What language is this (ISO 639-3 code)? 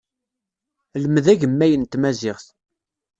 kab